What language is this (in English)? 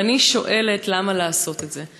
Hebrew